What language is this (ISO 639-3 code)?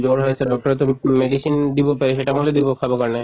asm